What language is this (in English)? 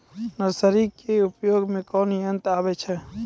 Maithili